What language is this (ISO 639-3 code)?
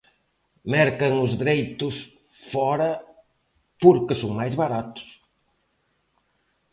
glg